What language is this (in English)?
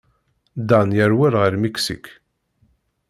Kabyle